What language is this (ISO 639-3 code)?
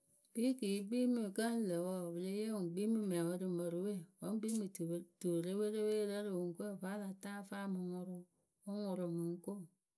keu